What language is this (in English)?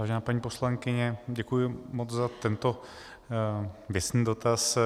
Czech